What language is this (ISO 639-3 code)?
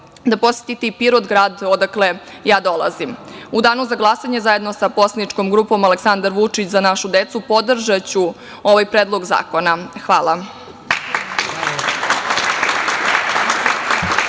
srp